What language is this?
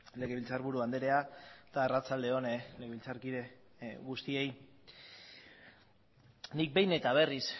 Basque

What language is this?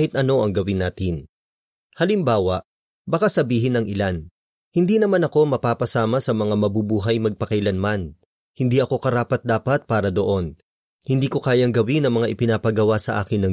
Filipino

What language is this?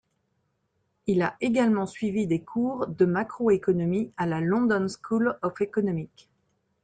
French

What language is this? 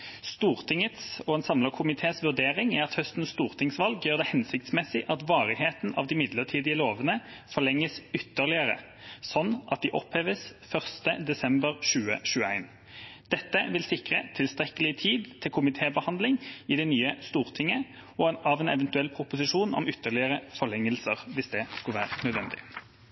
Norwegian Bokmål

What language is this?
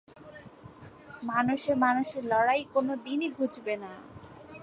Bangla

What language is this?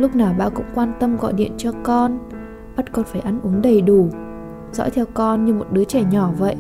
Vietnamese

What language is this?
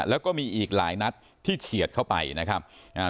Thai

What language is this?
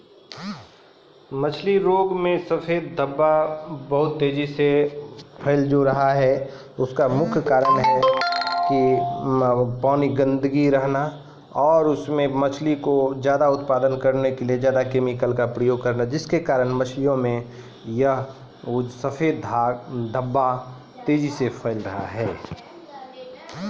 Maithili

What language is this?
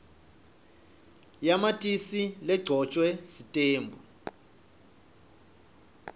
Swati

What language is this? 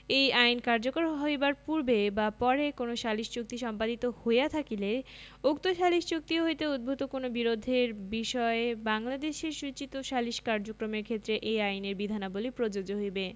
Bangla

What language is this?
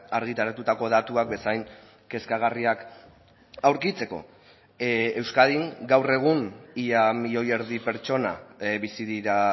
Basque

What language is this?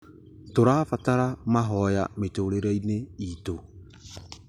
Kikuyu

